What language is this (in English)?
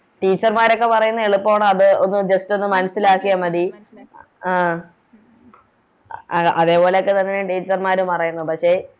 Malayalam